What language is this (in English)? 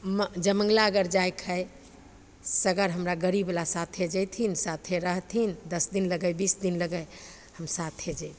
Maithili